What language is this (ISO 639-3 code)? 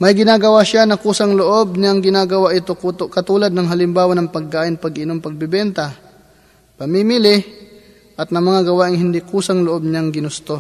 fil